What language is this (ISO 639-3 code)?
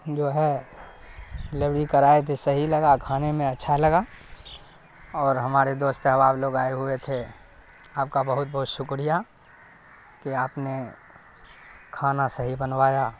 urd